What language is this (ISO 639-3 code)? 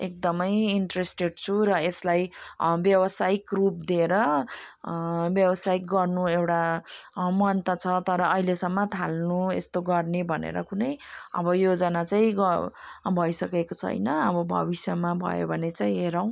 nep